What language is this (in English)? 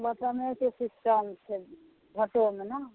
Maithili